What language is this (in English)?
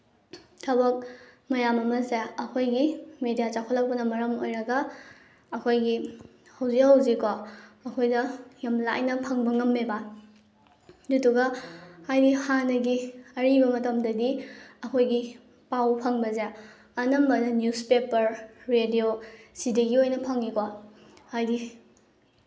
Manipuri